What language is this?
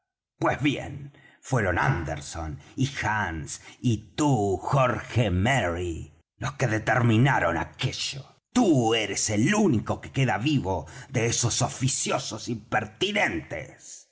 Spanish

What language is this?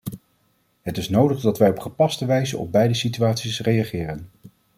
Dutch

